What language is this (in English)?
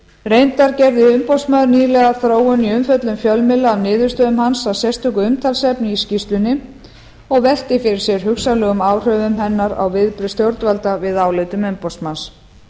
Icelandic